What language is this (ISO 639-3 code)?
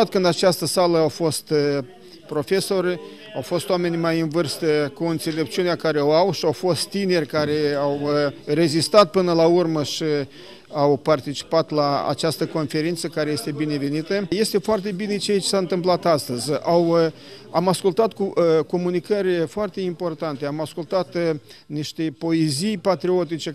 ron